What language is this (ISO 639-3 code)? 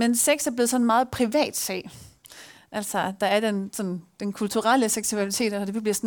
dan